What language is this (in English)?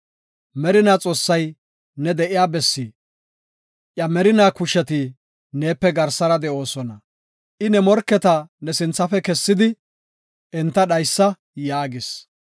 Gofa